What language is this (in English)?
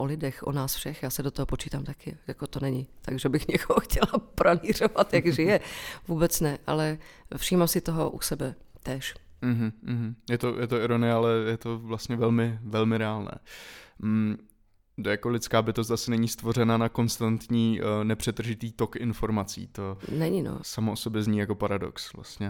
Czech